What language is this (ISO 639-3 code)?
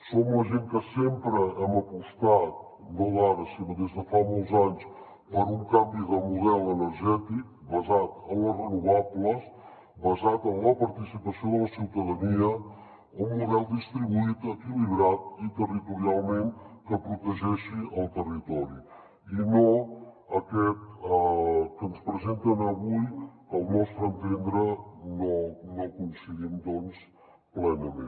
cat